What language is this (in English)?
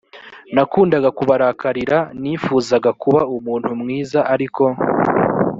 Kinyarwanda